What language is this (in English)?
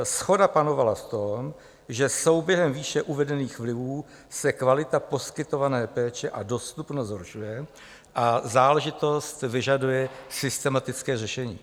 Czech